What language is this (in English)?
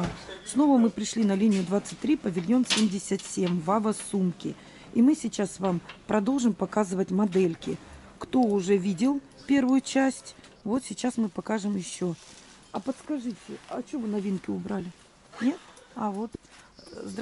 Russian